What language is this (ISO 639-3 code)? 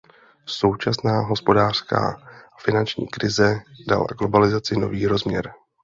ces